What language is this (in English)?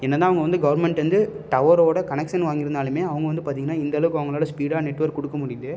Tamil